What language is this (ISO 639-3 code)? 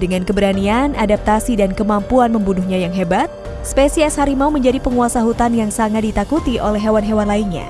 ind